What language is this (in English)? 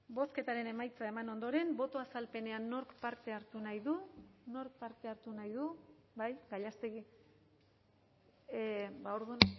Basque